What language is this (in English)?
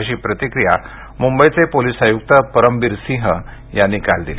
Marathi